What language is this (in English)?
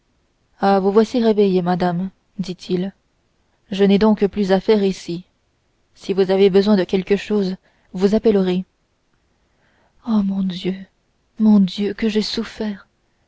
French